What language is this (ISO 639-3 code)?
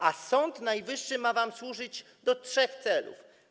pol